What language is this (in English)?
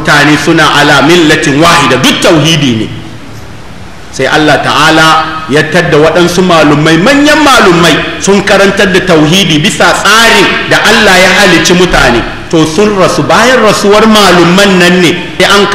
Arabic